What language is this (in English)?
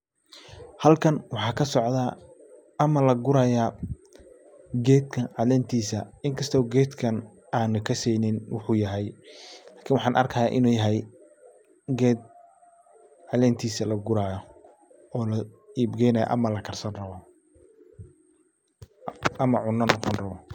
Somali